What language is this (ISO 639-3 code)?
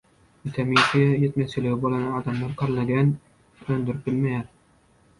tuk